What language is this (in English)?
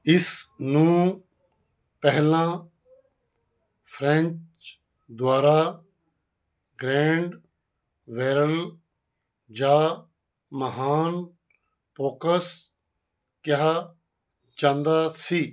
Punjabi